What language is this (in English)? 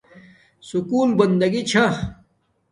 Domaaki